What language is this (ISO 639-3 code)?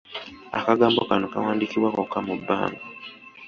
lug